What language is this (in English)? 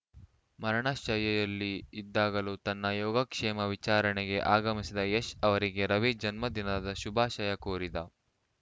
Kannada